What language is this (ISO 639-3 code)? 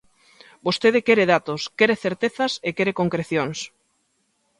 glg